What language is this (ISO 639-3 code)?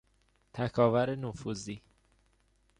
fas